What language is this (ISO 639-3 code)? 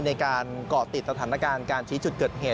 tha